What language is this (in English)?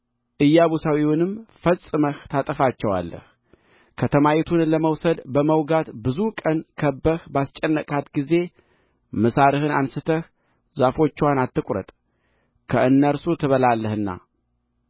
Amharic